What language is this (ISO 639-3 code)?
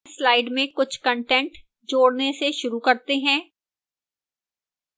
hin